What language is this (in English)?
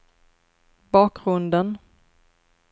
Swedish